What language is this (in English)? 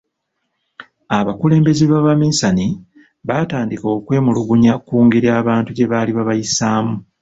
Ganda